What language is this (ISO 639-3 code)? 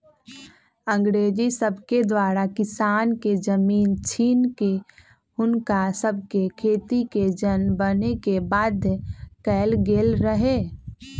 mag